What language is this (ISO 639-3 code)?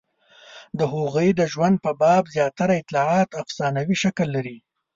pus